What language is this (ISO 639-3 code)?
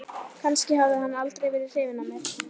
isl